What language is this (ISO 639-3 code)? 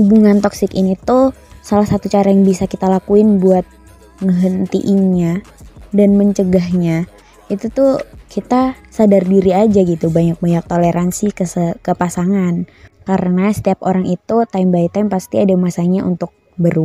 ind